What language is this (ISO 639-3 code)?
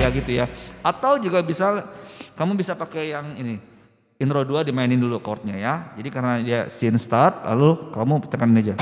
ind